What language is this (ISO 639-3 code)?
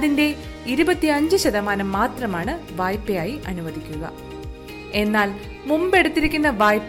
mal